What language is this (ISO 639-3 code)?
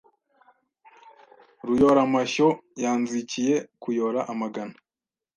kin